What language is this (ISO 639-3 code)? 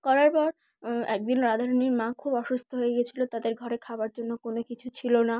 ben